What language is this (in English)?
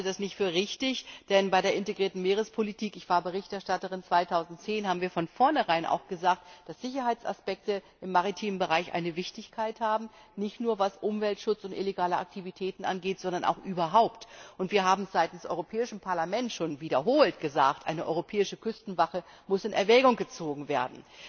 German